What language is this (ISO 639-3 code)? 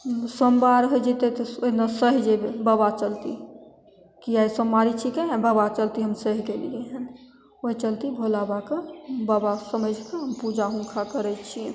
mai